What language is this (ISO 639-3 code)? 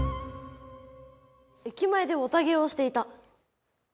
jpn